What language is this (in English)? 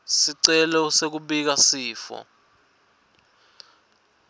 Swati